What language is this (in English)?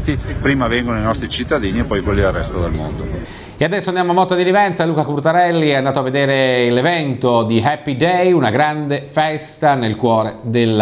Italian